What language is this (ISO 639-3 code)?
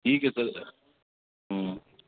urd